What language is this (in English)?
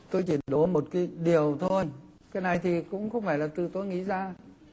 Vietnamese